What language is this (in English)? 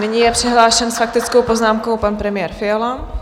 Czech